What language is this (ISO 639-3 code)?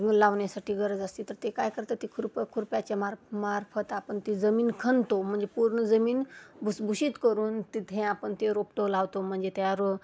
mar